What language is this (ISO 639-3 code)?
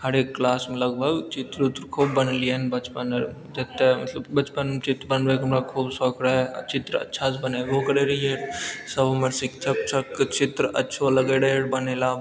mai